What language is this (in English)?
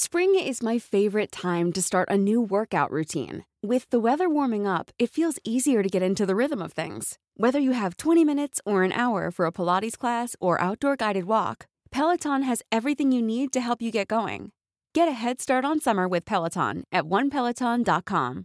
Filipino